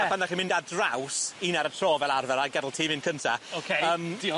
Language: Welsh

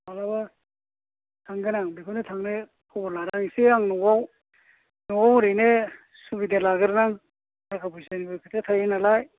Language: Bodo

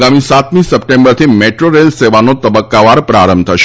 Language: Gujarati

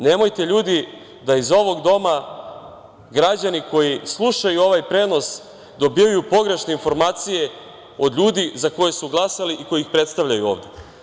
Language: Serbian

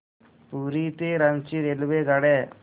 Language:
Marathi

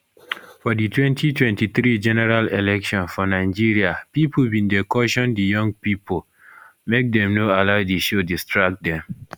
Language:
Nigerian Pidgin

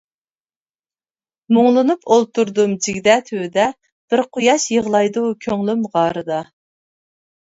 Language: Uyghur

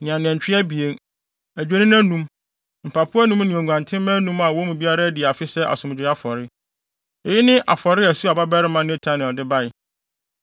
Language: Akan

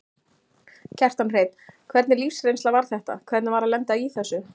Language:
Icelandic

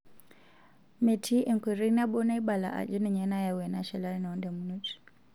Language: Masai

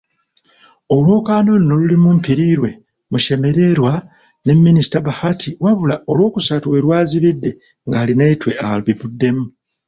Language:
Ganda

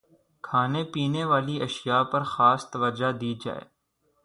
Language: Urdu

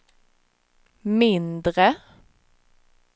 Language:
Swedish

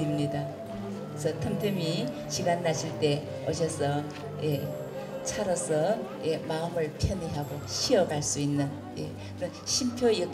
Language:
Korean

